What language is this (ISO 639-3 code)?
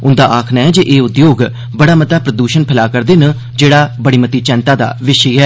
doi